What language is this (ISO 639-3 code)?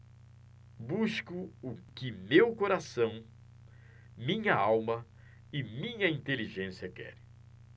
por